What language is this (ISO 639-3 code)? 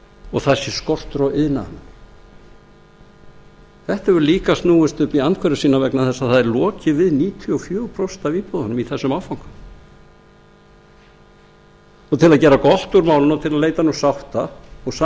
isl